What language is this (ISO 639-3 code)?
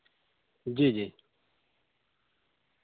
urd